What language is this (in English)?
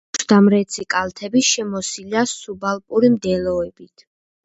Georgian